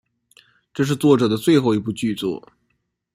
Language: Chinese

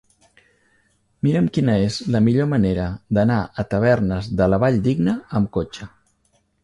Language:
Catalan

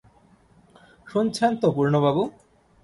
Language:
Bangla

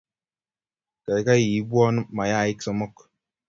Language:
Kalenjin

